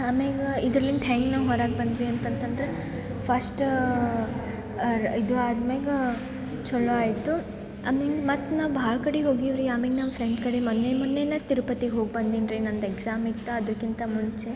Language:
Kannada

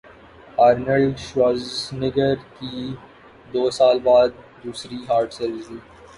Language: Urdu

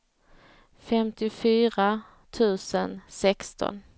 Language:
Swedish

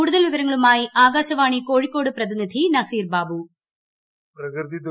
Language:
Malayalam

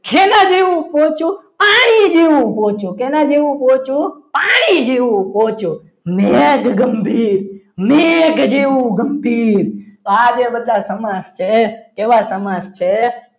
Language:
Gujarati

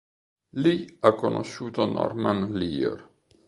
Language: Italian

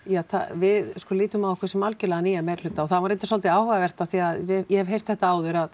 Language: Icelandic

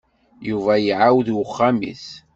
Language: Kabyle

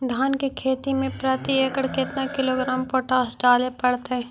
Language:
Magahi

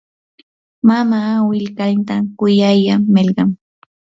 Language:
Yanahuanca Pasco Quechua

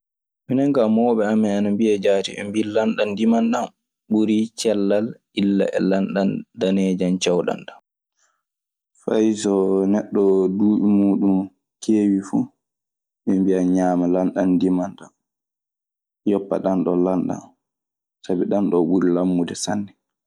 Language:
Maasina Fulfulde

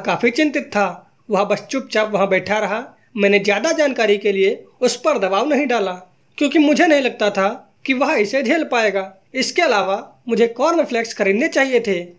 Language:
Hindi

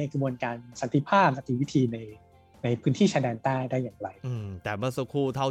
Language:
Thai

